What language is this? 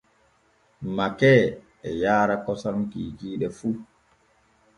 Borgu Fulfulde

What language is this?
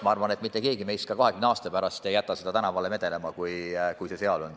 Estonian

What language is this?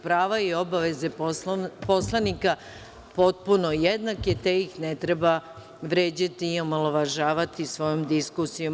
Serbian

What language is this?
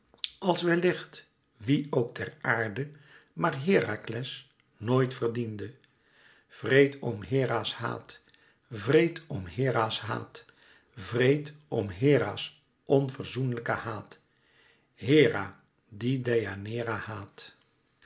Dutch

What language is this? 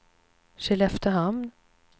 Swedish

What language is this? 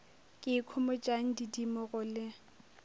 Northern Sotho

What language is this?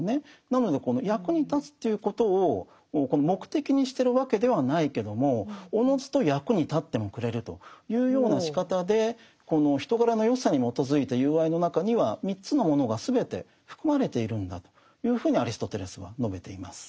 Japanese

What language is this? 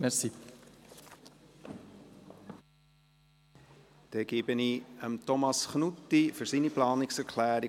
Swiss German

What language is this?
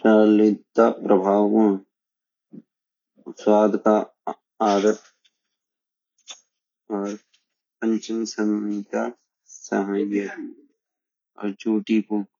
Garhwali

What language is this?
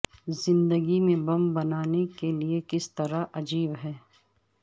Urdu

